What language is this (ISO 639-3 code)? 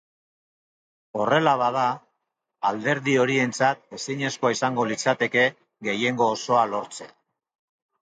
eus